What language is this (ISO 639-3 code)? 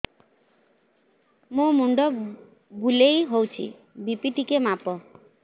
ori